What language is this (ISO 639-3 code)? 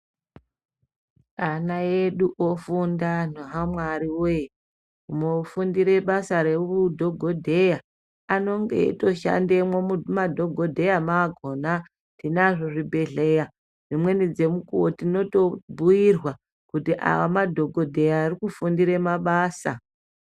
ndc